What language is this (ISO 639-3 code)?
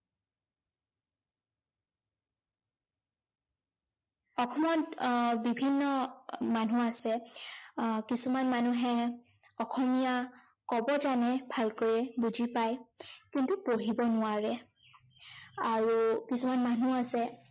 asm